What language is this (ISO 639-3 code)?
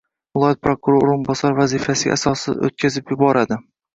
uzb